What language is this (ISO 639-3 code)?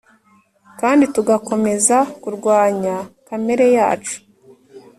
kin